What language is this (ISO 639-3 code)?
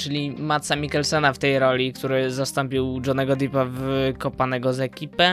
pol